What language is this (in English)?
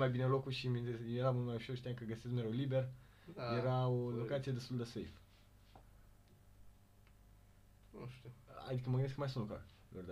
Romanian